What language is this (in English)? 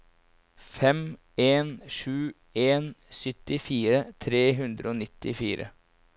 Norwegian